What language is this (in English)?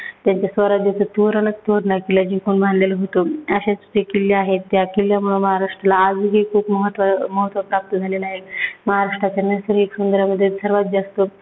Marathi